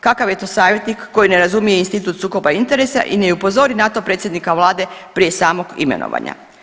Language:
Croatian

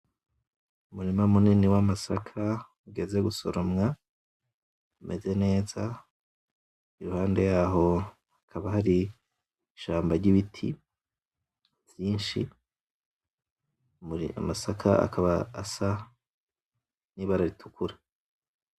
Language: Rundi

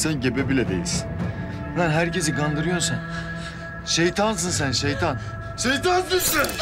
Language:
Turkish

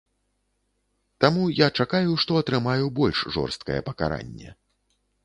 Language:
Belarusian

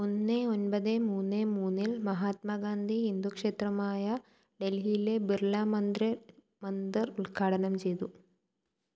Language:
Malayalam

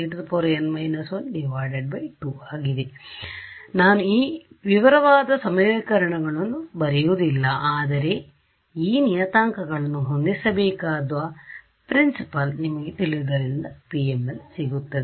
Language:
Kannada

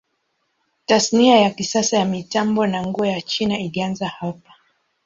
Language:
Swahili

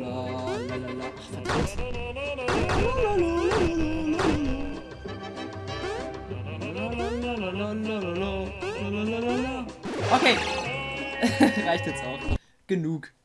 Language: German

